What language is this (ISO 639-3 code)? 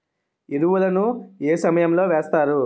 tel